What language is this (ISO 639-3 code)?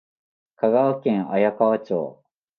jpn